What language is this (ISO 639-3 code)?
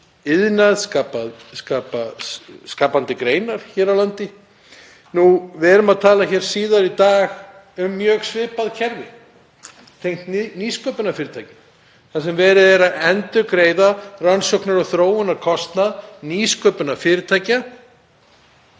isl